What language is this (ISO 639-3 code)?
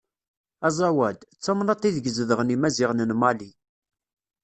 kab